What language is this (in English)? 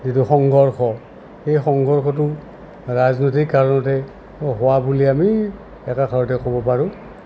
Assamese